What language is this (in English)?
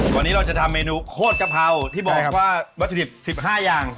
Thai